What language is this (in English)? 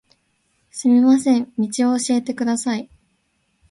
Japanese